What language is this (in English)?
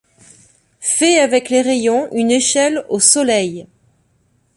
French